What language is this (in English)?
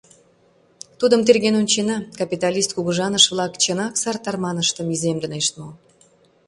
Mari